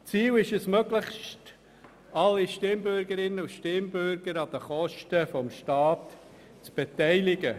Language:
Swiss German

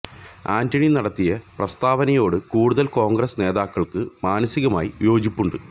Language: Malayalam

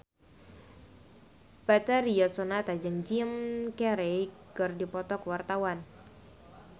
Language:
Sundanese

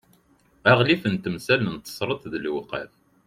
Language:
Kabyle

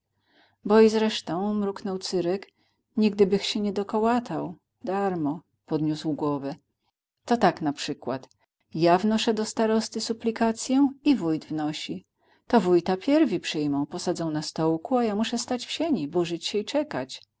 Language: Polish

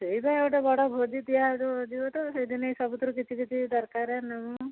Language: Odia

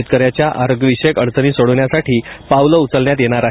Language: Marathi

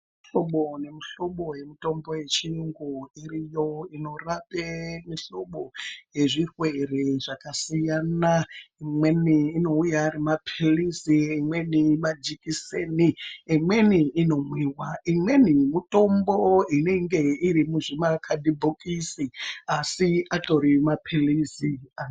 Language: Ndau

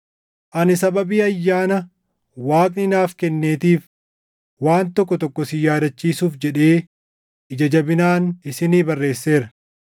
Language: Oromo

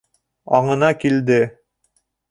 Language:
Bashkir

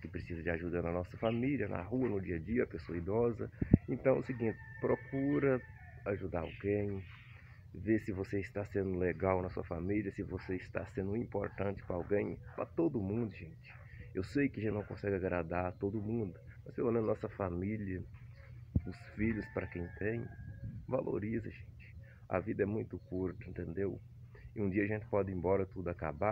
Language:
Portuguese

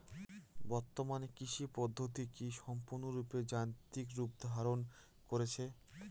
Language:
Bangla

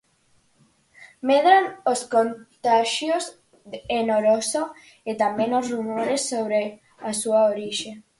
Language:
Galician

